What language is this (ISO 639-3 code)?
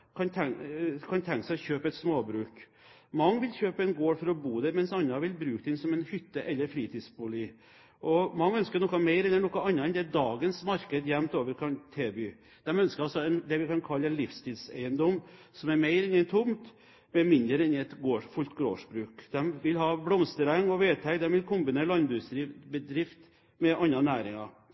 nob